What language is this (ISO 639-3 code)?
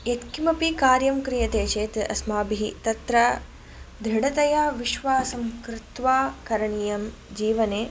san